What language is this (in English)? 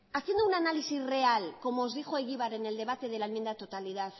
Spanish